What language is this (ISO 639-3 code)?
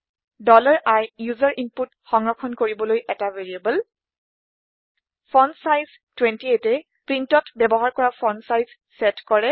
asm